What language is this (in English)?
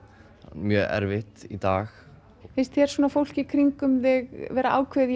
Icelandic